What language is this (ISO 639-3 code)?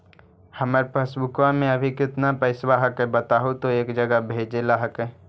mag